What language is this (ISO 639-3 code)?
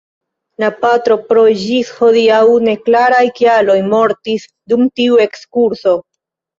epo